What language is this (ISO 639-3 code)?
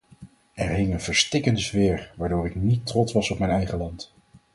nld